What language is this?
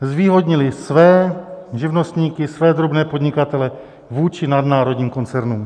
Czech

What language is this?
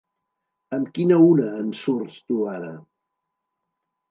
Catalan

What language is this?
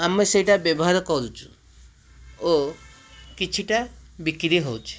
Odia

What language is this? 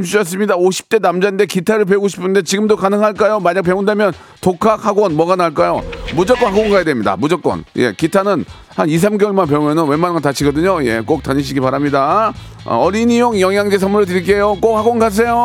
Korean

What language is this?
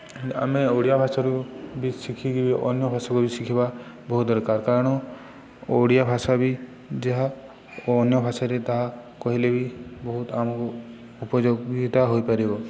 Odia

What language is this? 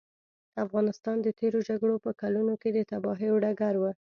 Pashto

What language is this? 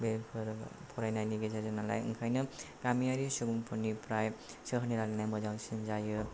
Bodo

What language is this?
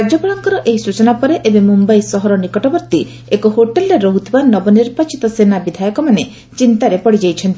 Odia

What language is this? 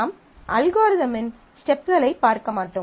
Tamil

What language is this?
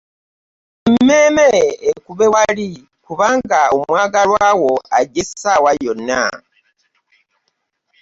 Ganda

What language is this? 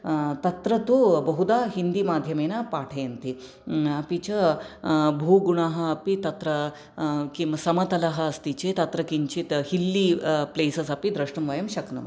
Sanskrit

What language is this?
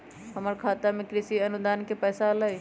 Magahi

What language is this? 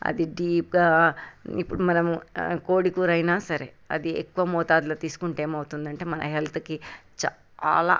Telugu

